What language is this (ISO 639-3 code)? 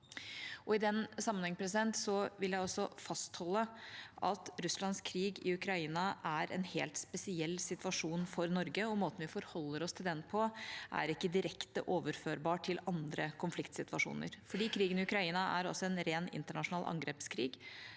nor